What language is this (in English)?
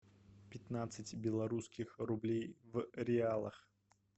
Russian